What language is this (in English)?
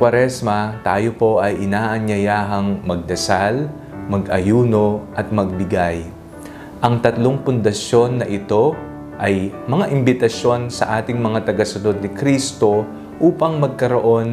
Filipino